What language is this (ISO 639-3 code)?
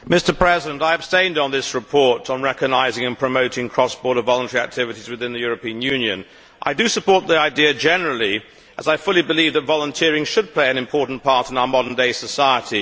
eng